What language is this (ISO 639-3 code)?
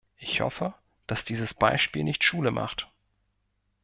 deu